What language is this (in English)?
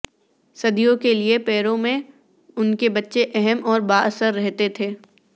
Urdu